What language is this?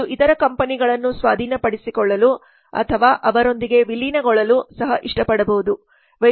Kannada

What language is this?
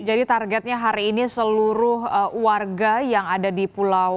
Indonesian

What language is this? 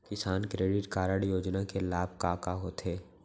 Chhattisgarhi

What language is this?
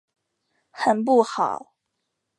Chinese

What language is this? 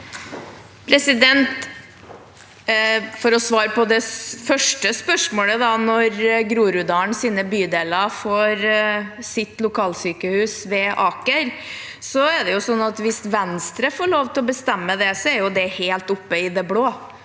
Norwegian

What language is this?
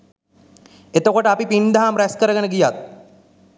Sinhala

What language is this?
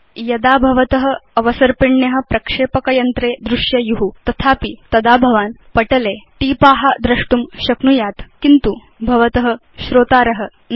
Sanskrit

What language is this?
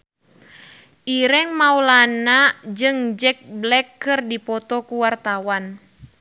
Sundanese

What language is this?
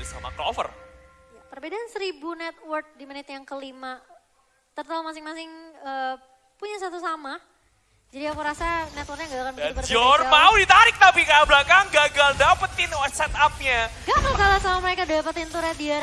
Indonesian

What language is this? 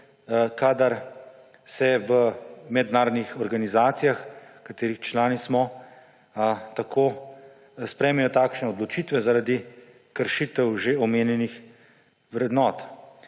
Slovenian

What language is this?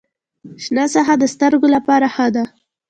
Pashto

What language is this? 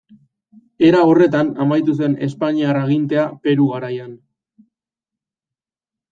Basque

